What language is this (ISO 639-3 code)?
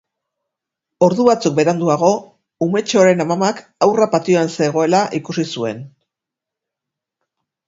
eus